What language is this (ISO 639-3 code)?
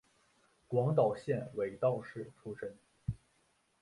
zho